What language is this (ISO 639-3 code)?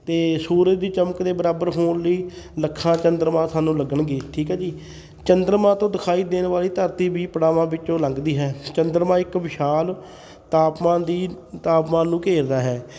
pan